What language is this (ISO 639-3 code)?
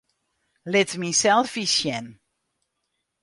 fry